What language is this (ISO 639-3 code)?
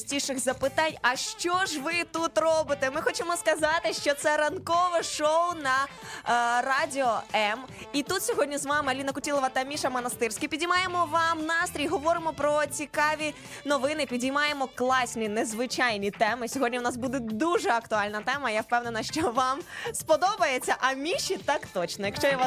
ukr